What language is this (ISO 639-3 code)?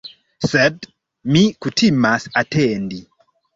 epo